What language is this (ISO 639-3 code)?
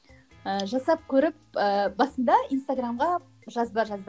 kaz